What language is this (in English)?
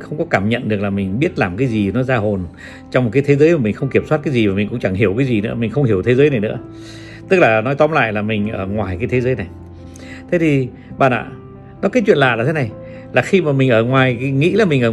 Vietnamese